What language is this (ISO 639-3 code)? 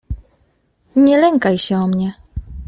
pol